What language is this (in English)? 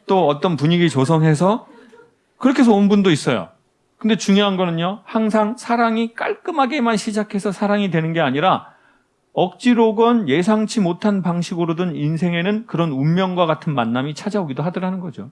Korean